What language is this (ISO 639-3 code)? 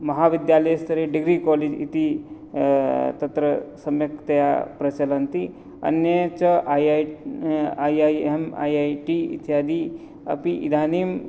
san